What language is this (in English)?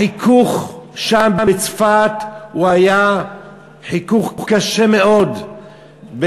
Hebrew